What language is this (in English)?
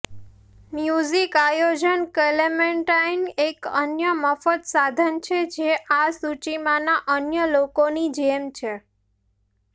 Gujarati